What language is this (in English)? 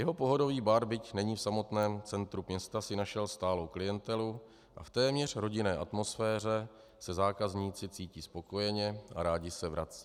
Czech